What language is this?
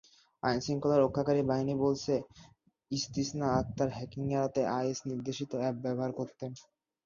Bangla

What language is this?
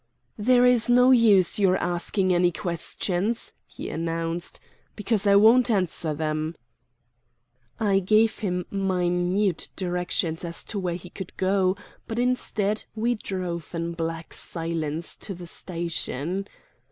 English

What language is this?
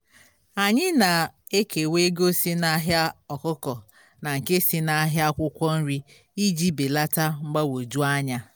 Igbo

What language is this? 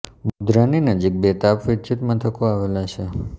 Gujarati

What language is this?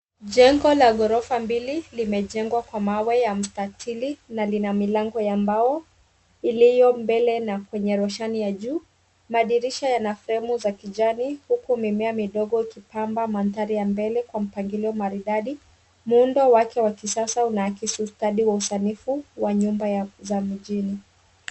Swahili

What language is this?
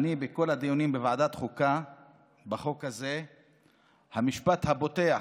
Hebrew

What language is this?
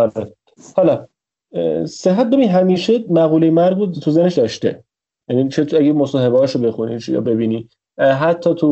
Persian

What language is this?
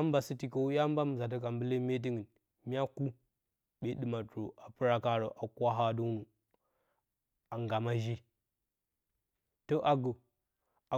Bacama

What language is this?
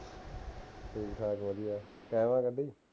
Punjabi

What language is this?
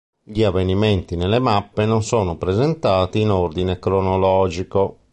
Italian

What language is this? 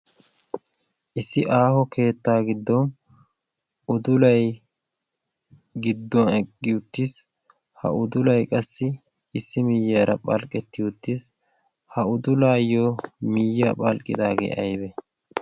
Wolaytta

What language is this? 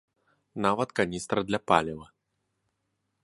Belarusian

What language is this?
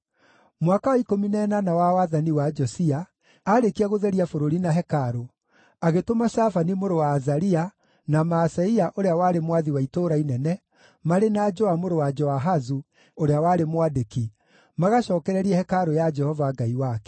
Kikuyu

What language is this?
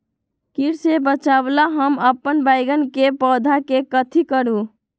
Magahi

